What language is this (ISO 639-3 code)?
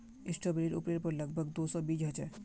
mag